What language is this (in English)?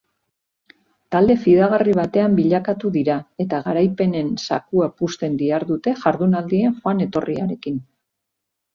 Basque